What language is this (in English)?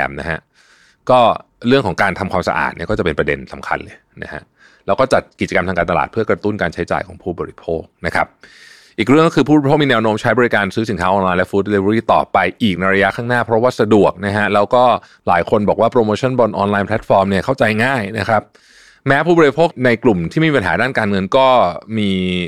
Thai